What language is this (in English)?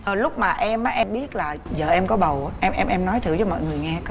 Vietnamese